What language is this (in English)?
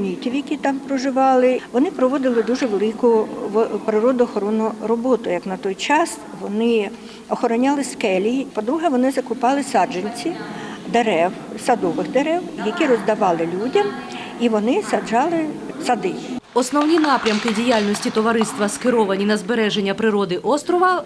Ukrainian